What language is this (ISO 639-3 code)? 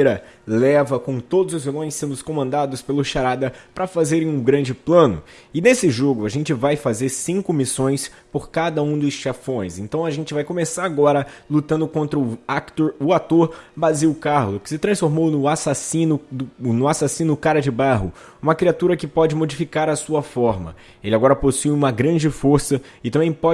por